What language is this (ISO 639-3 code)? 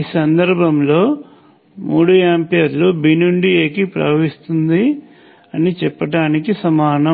tel